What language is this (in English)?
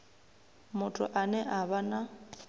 Venda